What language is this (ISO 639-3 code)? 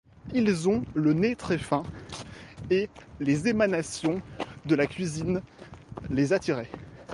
fra